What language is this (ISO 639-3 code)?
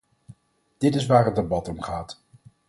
nld